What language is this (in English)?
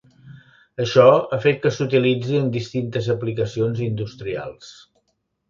Catalan